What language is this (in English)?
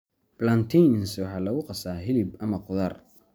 Somali